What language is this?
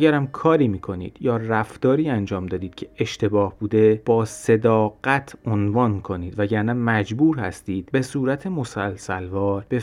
Persian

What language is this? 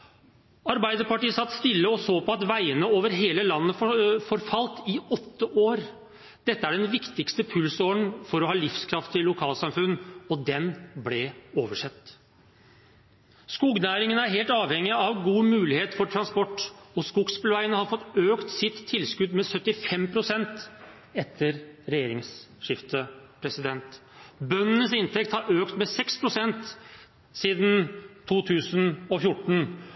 Norwegian Bokmål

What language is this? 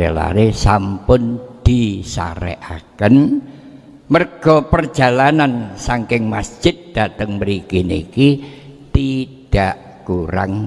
Indonesian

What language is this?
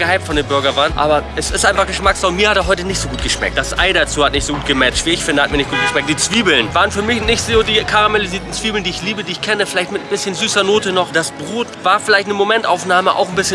German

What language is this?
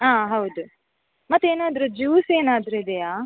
Kannada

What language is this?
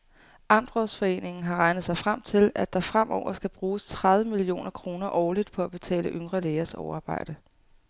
Danish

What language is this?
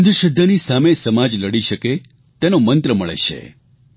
Gujarati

